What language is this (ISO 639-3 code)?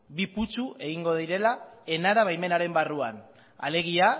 eus